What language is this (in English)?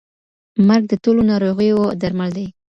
Pashto